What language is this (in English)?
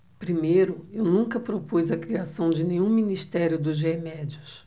Portuguese